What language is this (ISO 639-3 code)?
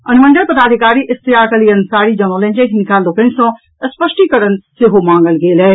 mai